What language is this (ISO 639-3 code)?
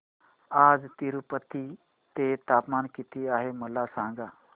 mar